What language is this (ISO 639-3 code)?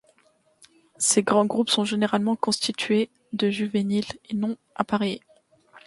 fra